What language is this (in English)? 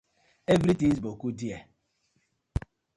Nigerian Pidgin